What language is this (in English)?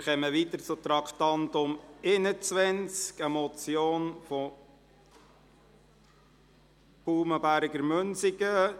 Swiss German